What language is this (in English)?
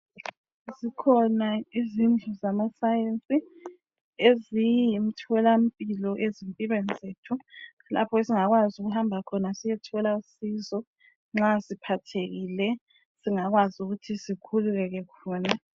North Ndebele